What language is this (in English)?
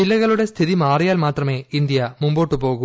Malayalam